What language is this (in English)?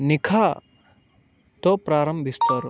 Telugu